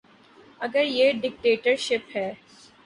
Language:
Urdu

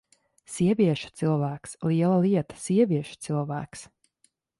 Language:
Latvian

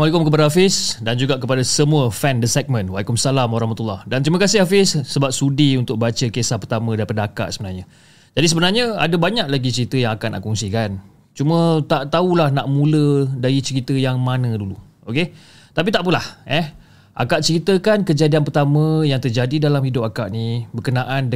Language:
Malay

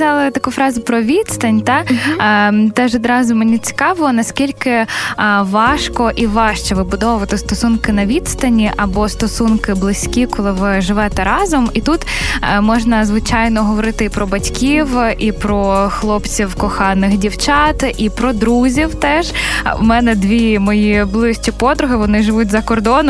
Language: Ukrainian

